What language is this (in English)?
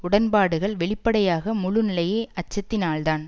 Tamil